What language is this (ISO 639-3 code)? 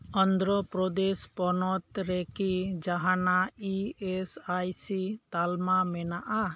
sat